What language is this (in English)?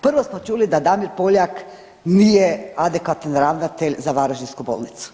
Croatian